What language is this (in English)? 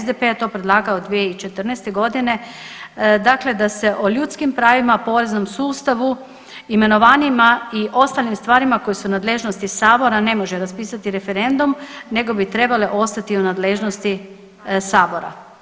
Croatian